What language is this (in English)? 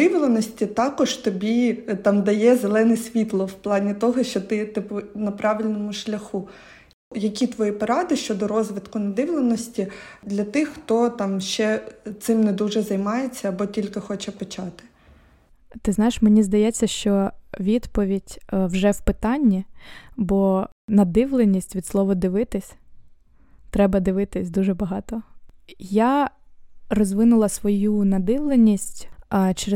Ukrainian